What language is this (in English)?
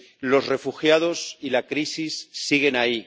Spanish